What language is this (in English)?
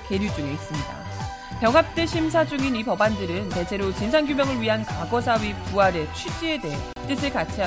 Korean